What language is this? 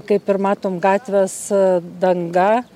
Lithuanian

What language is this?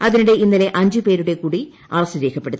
Malayalam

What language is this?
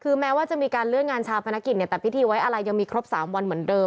Thai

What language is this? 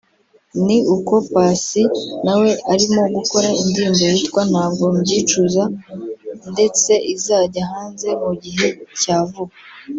Kinyarwanda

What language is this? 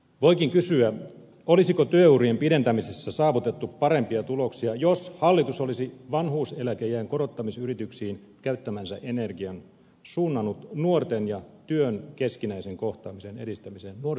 Finnish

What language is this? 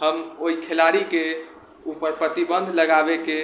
Maithili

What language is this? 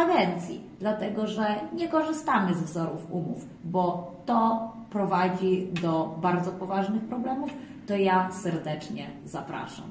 Polish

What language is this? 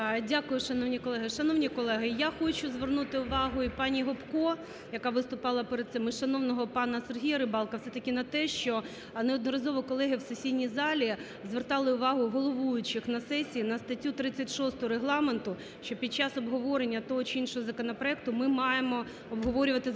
Ukrainian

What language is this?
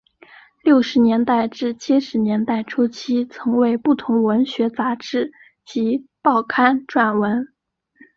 Chinese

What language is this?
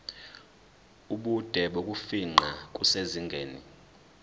Zulu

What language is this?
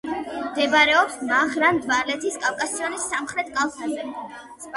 Georgian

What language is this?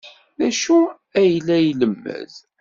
Kabyle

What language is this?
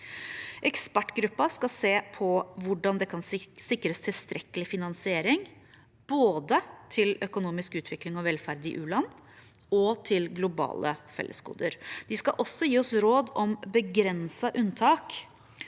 Norwegian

